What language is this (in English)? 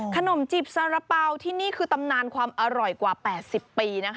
Thai